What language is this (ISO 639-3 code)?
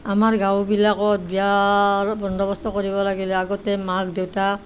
asm